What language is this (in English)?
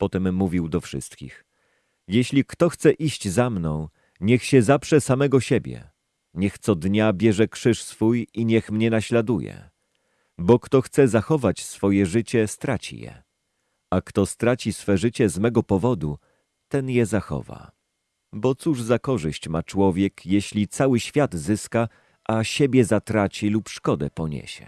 Polish